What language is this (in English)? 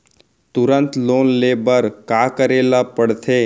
Chhattisgarhi